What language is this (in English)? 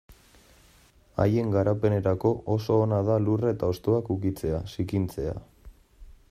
Basque